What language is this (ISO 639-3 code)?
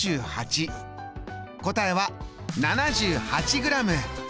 jpn